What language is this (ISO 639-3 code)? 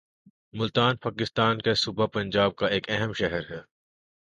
urd